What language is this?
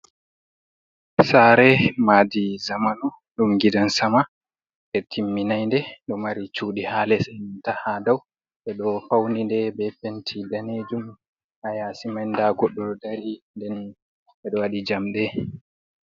Fula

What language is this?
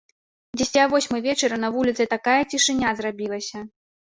Belarusian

